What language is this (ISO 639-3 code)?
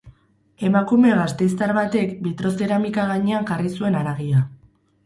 eus